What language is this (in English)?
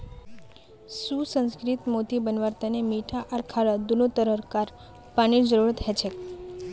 Magahi